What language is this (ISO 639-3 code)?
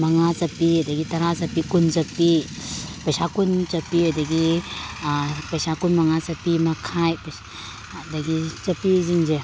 mni